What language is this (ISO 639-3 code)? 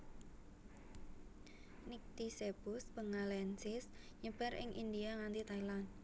jav